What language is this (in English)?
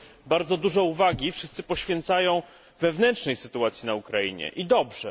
Polish